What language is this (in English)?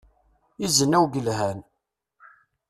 Kabyle